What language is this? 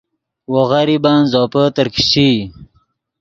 Yidgha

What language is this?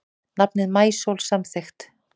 Icelandic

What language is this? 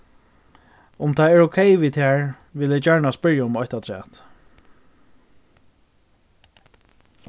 Faroese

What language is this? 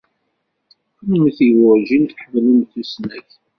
Kabyle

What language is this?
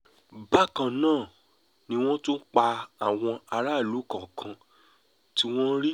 Yoruba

